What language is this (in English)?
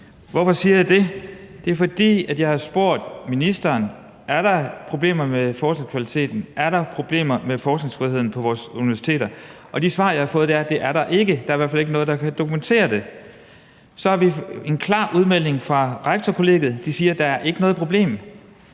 Danish